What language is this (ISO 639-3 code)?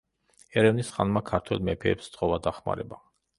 kat